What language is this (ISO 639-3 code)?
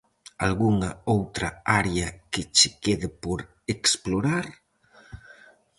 glg